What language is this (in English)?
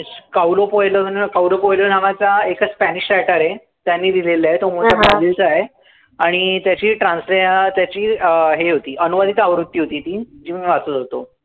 Marathi